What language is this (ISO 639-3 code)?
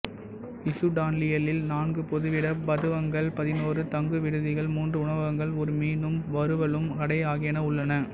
tam